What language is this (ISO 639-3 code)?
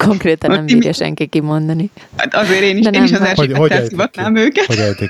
hun